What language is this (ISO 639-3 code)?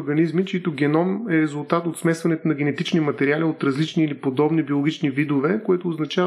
bul